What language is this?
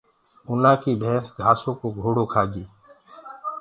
Gurgula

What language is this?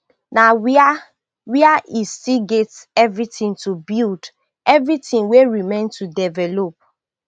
Nigerian Pidgin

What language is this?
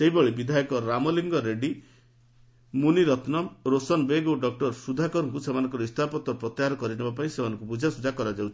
Odia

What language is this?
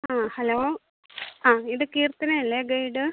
Malayalam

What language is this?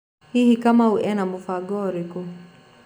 Kikuyu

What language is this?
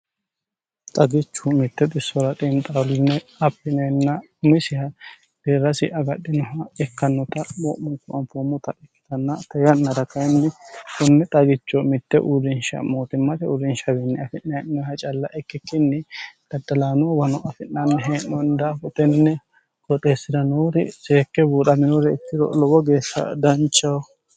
Sidamo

